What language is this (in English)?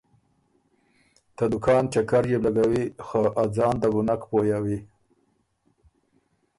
Ormuri